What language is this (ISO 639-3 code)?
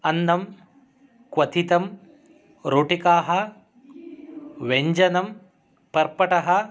san